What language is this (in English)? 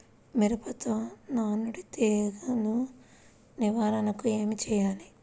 Telugu